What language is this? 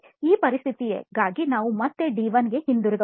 Kannada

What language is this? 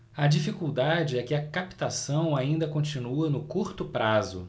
Portuguese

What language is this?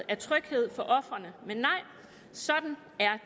Danish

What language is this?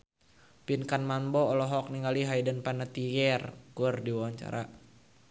Sundanese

